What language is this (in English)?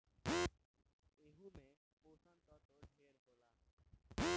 Bhojpuri